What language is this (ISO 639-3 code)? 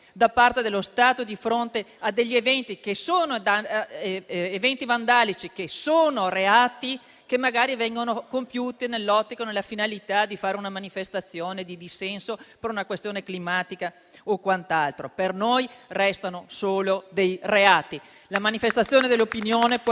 ita